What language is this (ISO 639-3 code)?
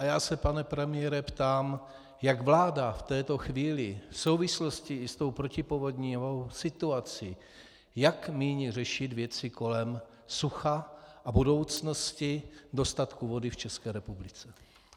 ces